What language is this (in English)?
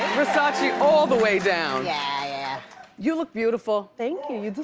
English